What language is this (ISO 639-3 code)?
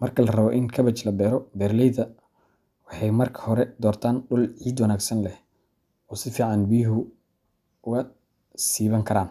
som